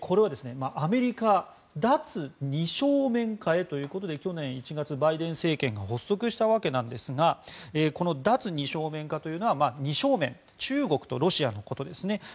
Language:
Japanese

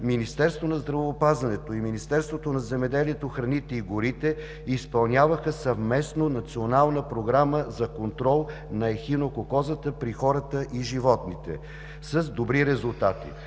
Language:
Bulgarian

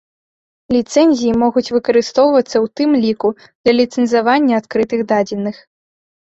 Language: Belarusian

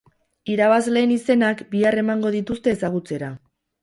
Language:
Basque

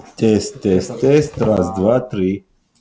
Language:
Russian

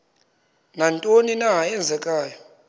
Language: Xhosa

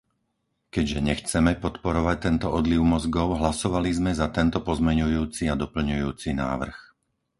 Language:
Slovak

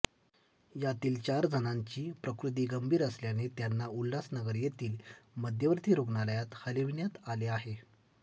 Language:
Marathi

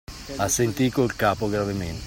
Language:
Italian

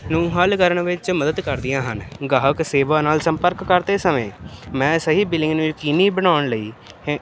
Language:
Punjabi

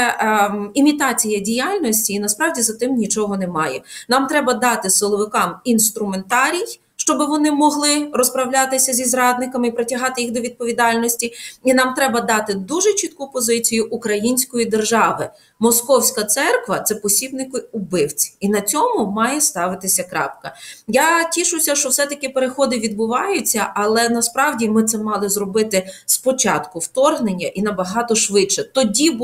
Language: Ukrainian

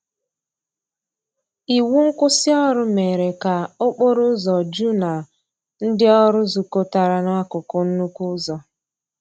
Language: Igbo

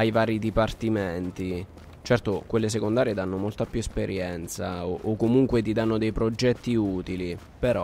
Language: Italian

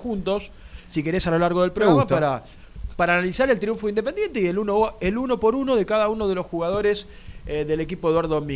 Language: Spanish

